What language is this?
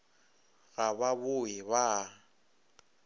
Northern Sotho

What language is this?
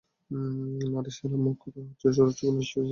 Bangla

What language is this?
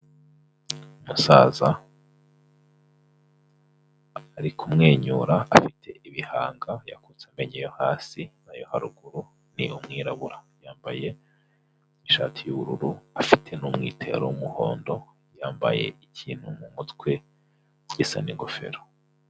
Kinyarwanda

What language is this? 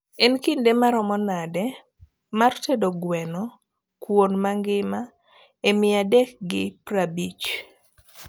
Luo (Kenya and Tanzania)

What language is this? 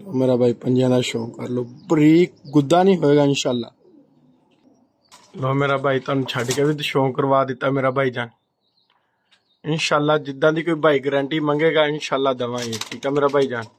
Punjabi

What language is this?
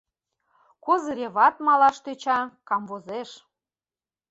Mari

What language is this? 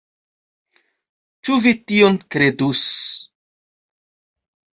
Esperanto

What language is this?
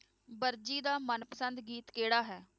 Punjabi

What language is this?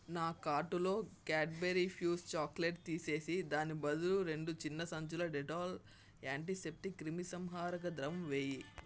Telugu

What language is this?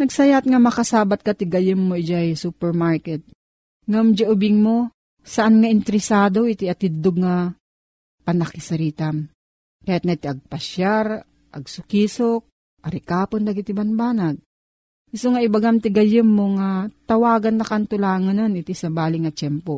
Filipino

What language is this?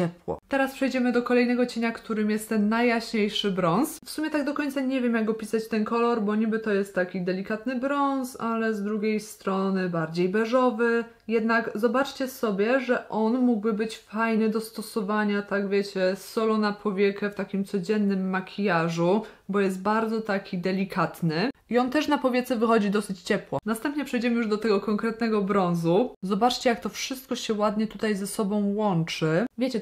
Polish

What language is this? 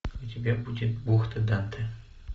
Russian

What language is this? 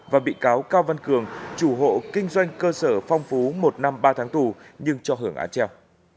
Vietnamese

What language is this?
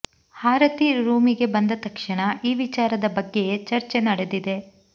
Kannada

